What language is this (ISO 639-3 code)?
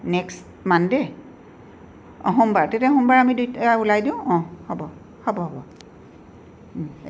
asm